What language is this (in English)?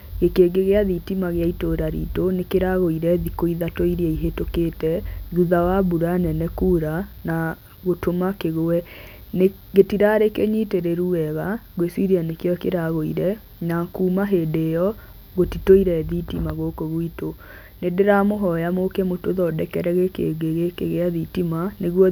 Kikuyu